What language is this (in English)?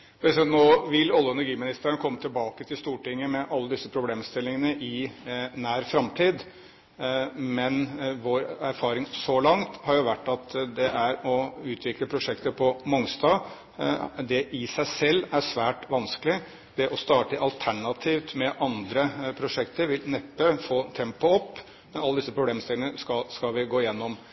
Norwegian Bokmål